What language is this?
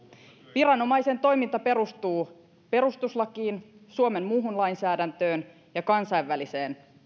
Finnish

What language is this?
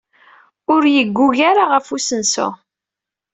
Kabyle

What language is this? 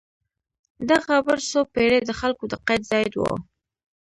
Pashto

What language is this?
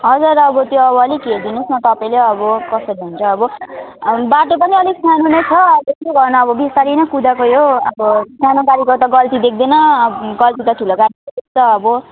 Nepali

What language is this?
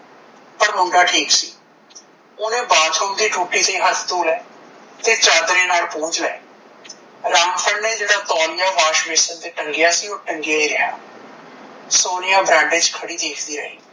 Punjabi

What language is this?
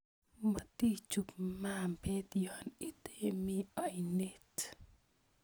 Kalenjin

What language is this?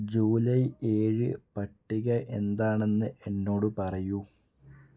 Malayalam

